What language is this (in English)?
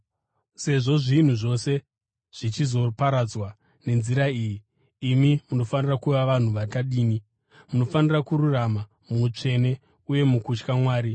Shona